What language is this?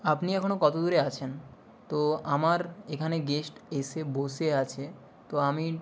Bangla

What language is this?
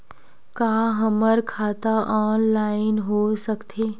Chhattisgarhi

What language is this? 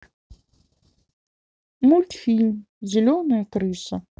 Russian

